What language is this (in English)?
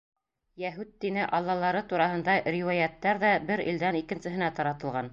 Bashkir